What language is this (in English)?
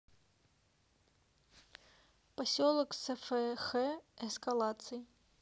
Russian